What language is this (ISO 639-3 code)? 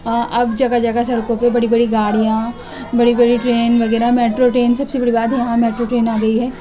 urd